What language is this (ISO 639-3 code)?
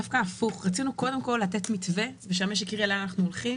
heb